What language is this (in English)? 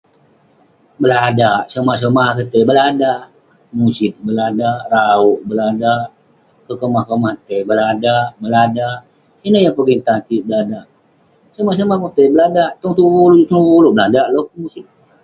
Western Penan